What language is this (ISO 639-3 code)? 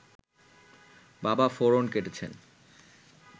ben